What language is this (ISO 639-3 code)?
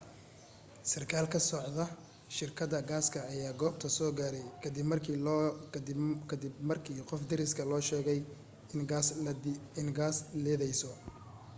som